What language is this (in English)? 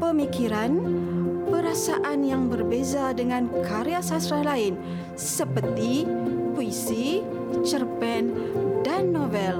Malay